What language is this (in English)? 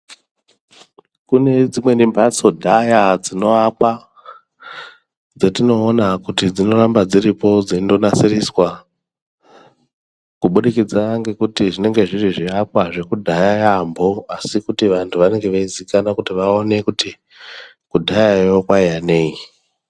Ndau